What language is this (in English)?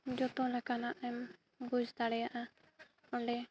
Santali